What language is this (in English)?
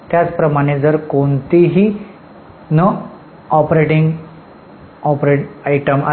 Marathi